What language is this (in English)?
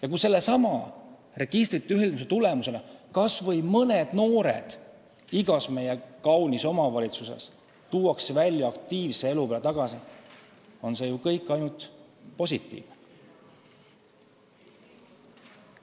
Estonian